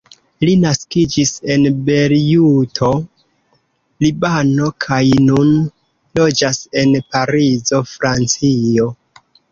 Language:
Esperanto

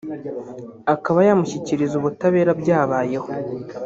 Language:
Kinyarwanda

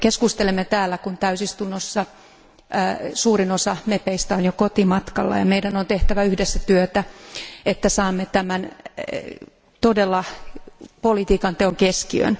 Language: Finnish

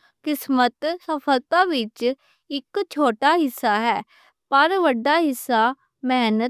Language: Western Panjabi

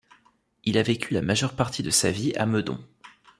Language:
French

